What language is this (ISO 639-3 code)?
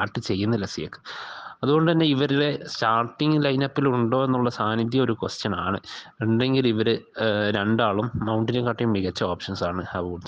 mal